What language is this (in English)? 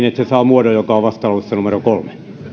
Finnish